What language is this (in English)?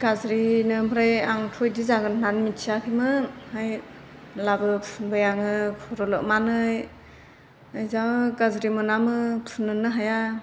Bodo